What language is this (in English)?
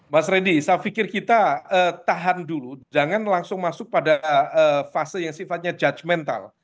Indonesian